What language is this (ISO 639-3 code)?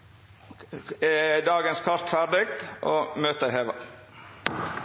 nno